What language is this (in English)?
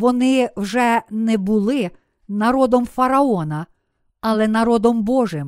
Ukrainian